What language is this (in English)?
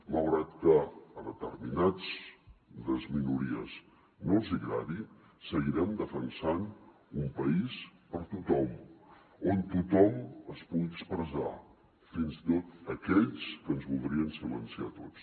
Catalan